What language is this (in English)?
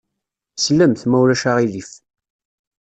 Kabyle